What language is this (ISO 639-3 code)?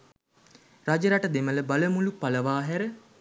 sin